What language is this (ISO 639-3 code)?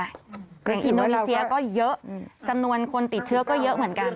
tha